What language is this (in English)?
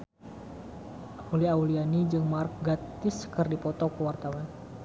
Sundanese